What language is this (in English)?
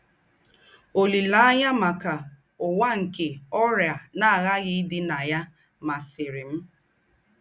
Igbo